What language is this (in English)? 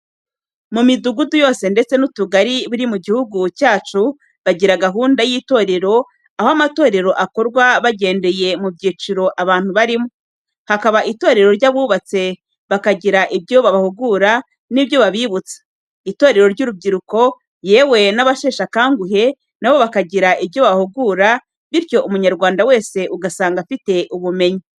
Kinyarwanda